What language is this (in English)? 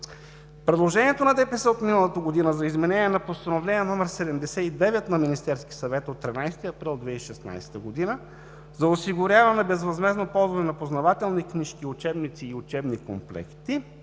Bulgarian